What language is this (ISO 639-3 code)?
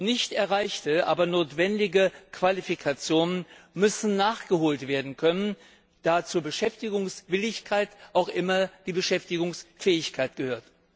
deu